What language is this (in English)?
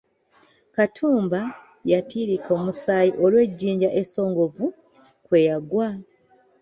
Ganda